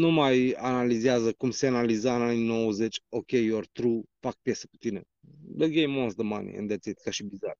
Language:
Romanian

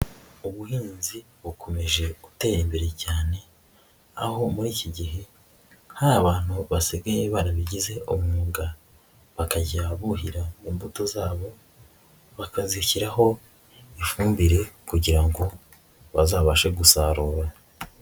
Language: Kinyarwanda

